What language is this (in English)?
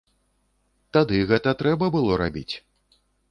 Belarusian